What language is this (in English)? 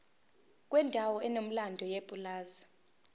Zulu